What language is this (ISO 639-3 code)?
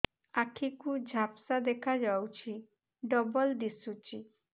ori